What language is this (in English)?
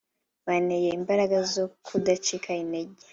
Kinyarwanda